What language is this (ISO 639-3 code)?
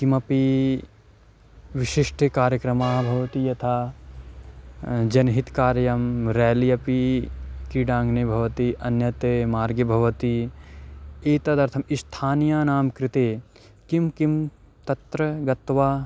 san